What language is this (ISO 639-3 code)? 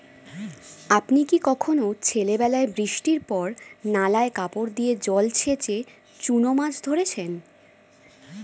ben